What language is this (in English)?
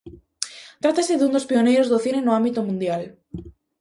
Galician